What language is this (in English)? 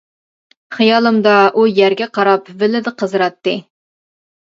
Uyghur